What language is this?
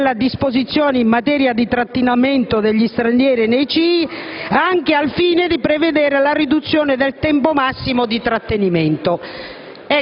Italian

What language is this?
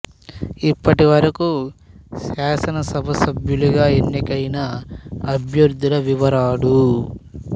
Telugu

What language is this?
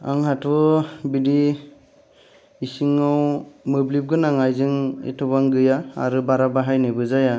Bodo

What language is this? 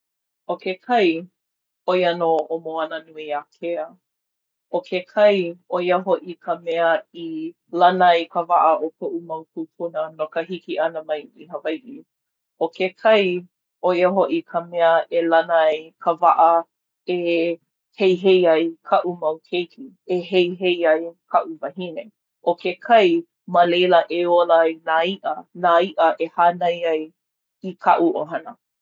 Hawaiian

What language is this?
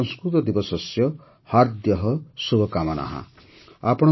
Odia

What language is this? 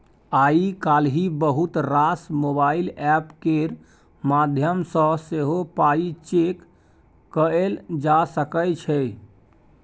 Maithili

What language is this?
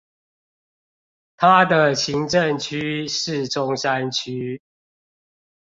Chinese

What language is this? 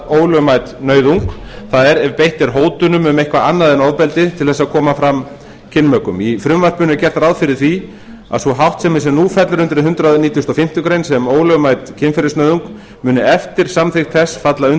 Icelandic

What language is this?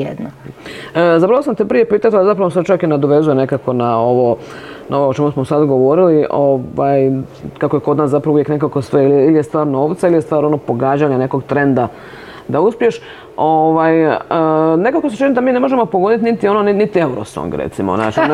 Croatian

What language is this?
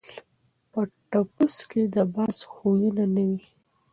Pashto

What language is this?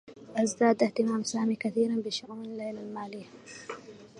Arabic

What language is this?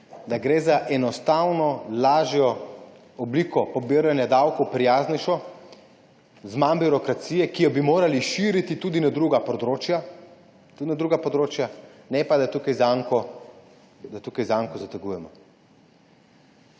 Slovenian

